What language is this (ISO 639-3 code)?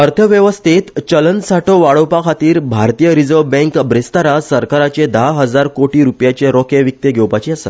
kok